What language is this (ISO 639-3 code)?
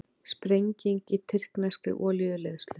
isl